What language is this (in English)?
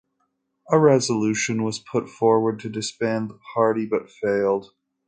English